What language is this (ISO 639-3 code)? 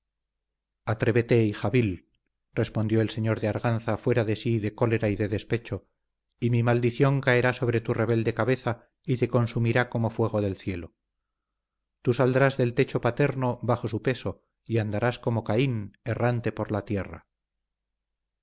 spa